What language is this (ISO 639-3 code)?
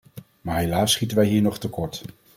nld